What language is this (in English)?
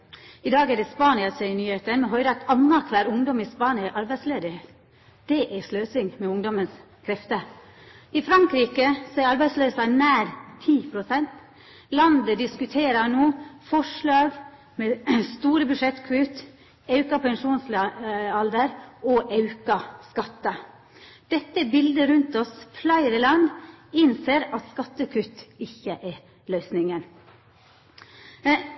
Norwegian Nynorsk